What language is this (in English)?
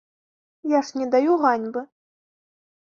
Belarusian